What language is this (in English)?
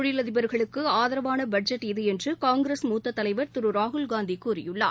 Tamil